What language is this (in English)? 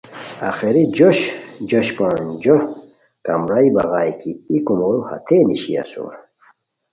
Khowar